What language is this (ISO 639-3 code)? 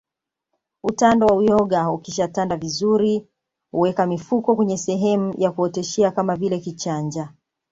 swa